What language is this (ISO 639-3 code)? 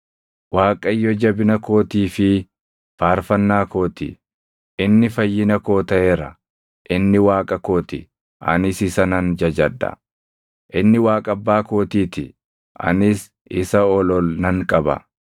orm